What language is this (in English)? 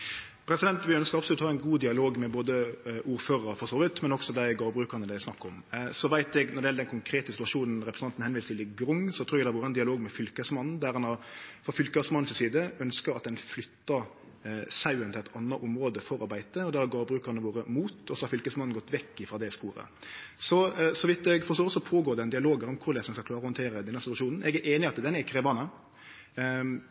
Norwegian Nynorsk